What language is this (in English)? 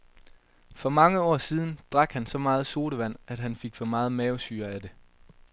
Danish